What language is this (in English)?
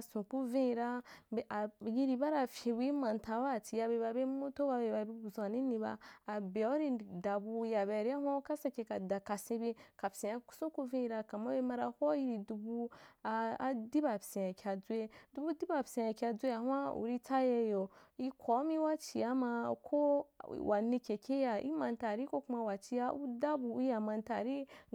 Wapan